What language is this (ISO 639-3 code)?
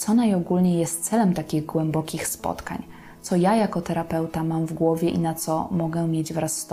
pol